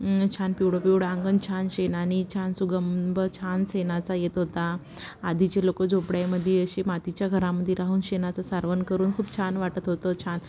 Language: Marathi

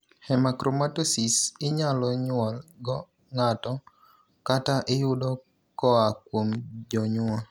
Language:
Luo (Kenya and Tanzania)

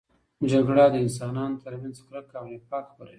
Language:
Pashto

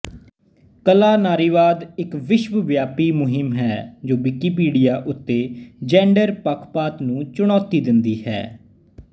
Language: Punjabi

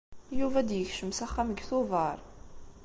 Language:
Kabyle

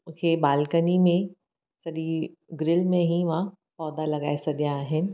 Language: Sindhi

